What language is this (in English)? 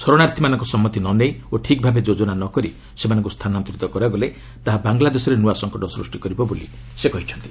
Odia